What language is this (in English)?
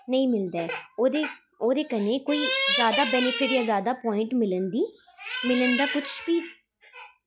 Dogri